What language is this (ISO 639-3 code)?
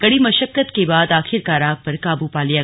hin